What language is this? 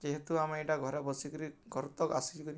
Odia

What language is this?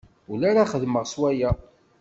Kabyle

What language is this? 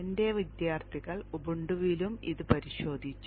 Malayalam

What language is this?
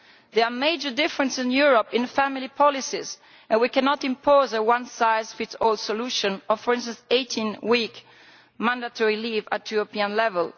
English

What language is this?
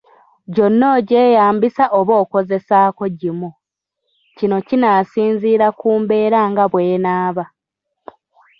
Ganda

